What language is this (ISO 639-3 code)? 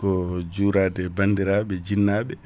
ful